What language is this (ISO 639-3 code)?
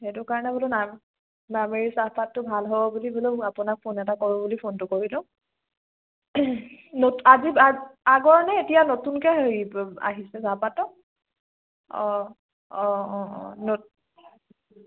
asm